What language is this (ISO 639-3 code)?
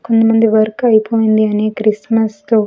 tel